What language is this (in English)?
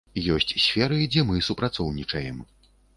Belarusian